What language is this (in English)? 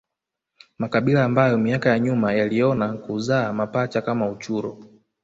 Swahili